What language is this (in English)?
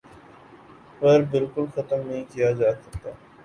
Urdu